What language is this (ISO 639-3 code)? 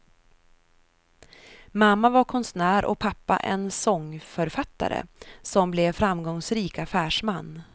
swe